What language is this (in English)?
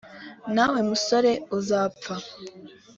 Kinyarwanda